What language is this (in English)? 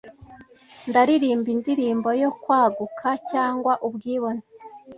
Kinyarwanda